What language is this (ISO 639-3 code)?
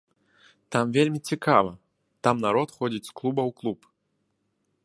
bel